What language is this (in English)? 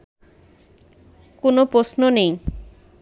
Bangla